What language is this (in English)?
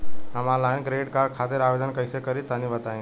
Bhojpuri